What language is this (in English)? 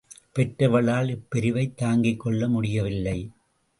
Tamil